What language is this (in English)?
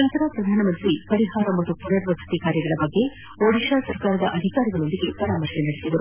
Kannada